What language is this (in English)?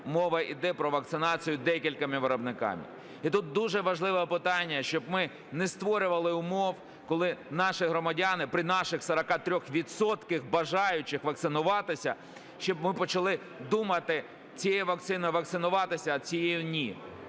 Ukrainian